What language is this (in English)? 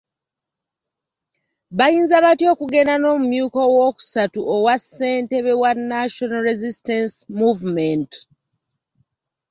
Ganda